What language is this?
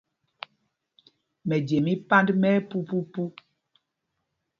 Mpumpong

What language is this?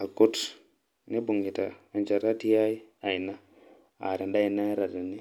Masai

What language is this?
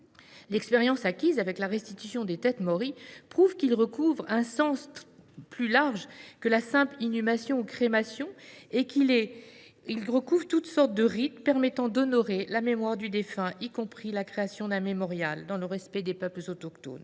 French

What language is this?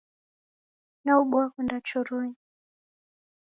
Taita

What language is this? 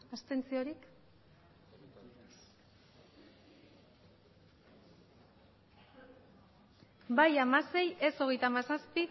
Basque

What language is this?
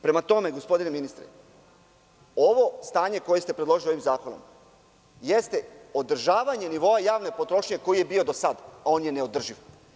Serbian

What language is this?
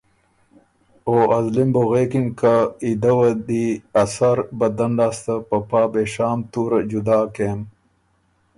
Ormuri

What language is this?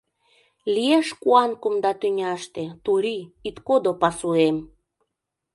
Mari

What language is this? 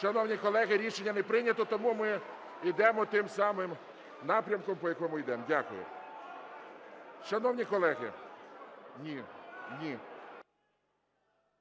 Ukrainian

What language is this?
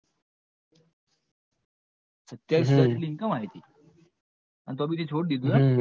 Gujarati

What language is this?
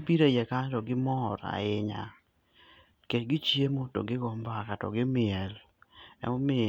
Luo (Kenya and Tanzania)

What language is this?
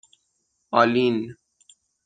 Persian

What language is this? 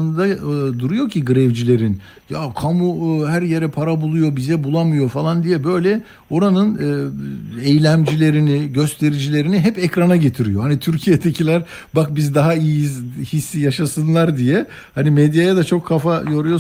Turkish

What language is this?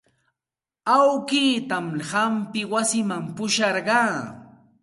Santa Ana de Tusi Pasco Quechua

